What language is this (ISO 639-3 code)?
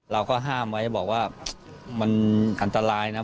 tha